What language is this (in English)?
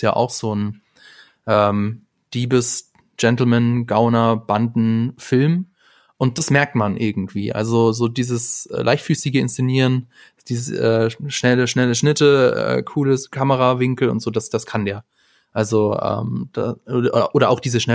German